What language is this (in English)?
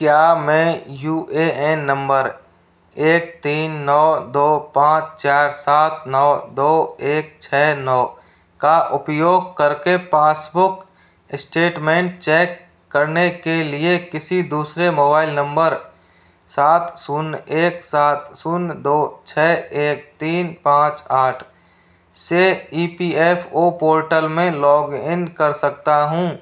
Hindi